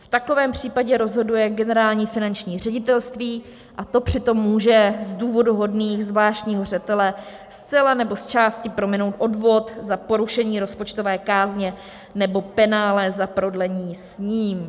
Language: Czech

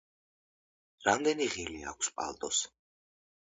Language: Georgian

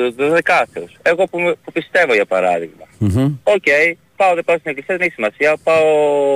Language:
Greek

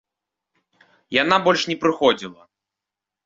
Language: Belarusian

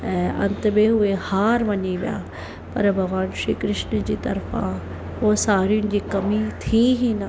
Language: Sindhi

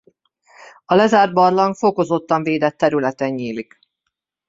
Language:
Hungarian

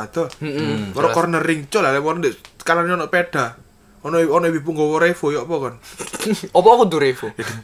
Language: Indonesian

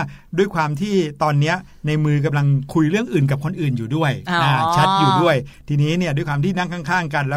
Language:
Thai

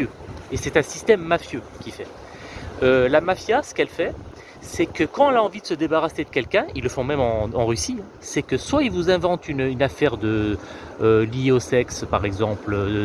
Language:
French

